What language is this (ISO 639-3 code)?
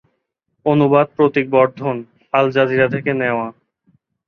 ben